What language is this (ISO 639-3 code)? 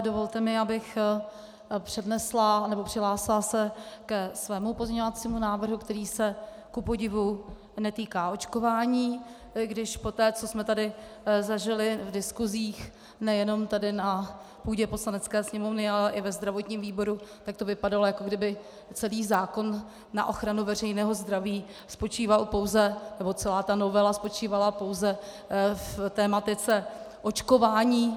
ces